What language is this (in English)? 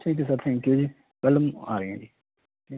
Punjabi